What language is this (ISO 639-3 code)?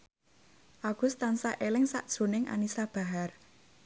jav